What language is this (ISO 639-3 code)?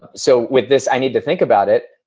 eng